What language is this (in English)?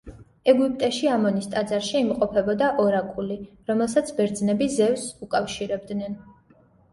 Georgian